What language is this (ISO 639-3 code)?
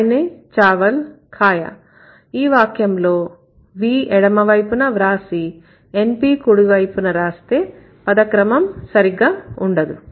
tel